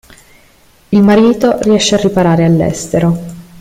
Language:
Italian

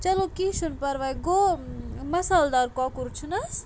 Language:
Kashmiri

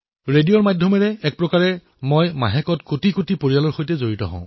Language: Assamese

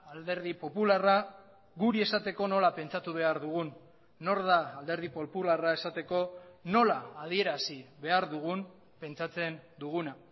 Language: Basque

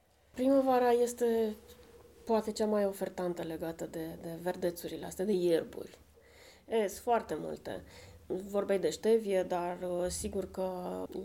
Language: Romanian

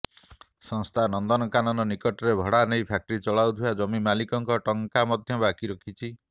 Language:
Odia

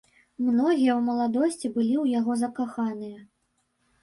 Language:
Belarusian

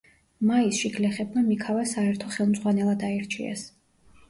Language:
Georgian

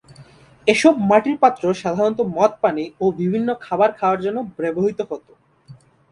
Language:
Bangla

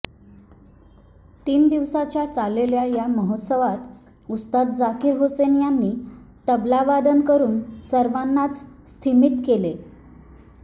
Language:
Marathi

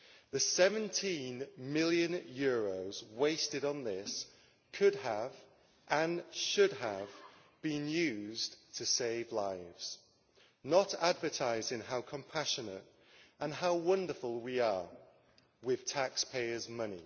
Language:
English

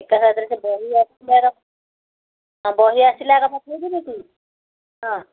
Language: Odia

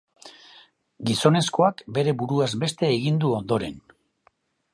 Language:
Basque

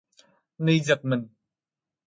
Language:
Vietnamese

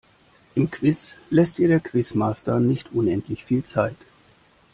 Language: German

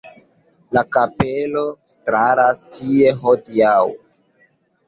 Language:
Esperanto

